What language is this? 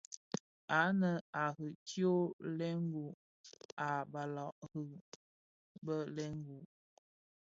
Bafia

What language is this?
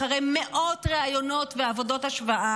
Hebrew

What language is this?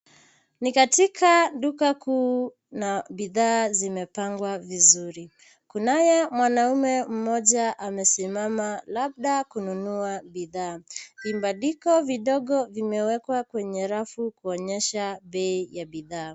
Swahili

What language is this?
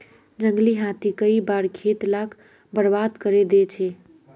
Magahi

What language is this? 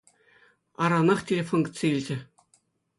Chuvash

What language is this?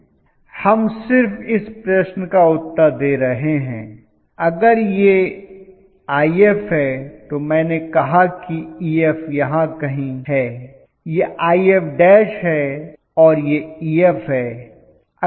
Hindi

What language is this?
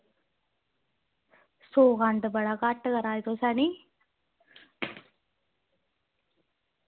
Dogri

